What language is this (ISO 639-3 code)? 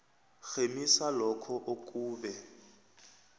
nbl